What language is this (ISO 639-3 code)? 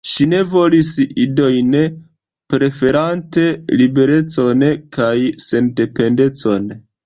epo